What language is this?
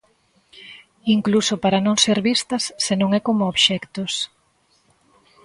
Galician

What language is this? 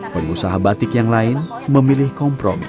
Indonesian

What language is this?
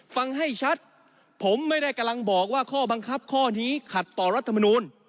Thai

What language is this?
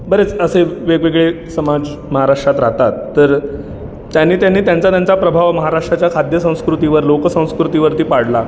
Marathi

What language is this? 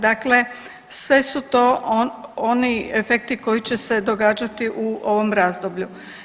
Croatian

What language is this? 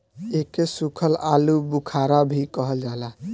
Bhojpuri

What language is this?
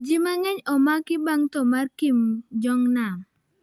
Luo (Kenya and Tanzania)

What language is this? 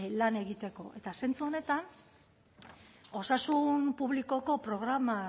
Basque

